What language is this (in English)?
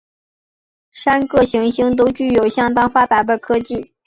Chinese